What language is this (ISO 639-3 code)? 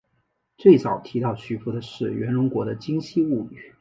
zho